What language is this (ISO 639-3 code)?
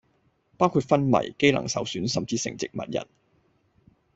yue